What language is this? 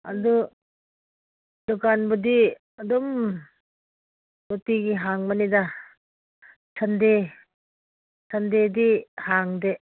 Manipuri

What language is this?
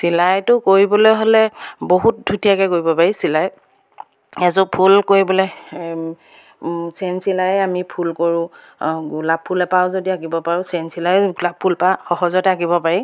Assamese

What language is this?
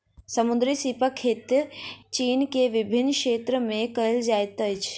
Maithili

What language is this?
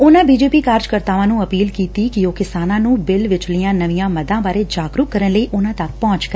Punjabi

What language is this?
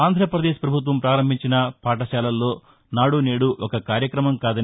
Telugu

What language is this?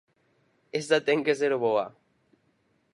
Galician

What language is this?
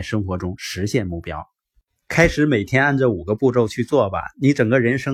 Chinese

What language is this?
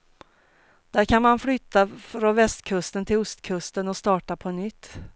Swedish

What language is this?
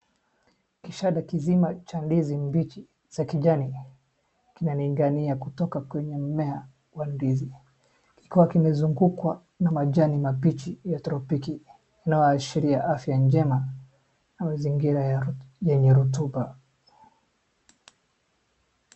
Swahili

